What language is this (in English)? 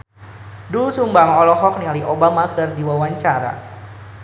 Sundanese